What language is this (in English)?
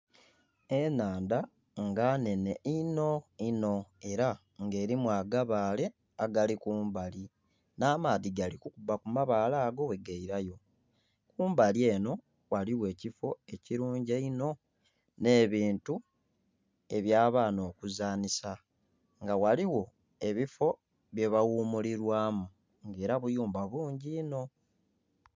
Soga